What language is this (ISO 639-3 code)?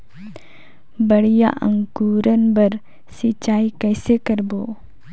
hne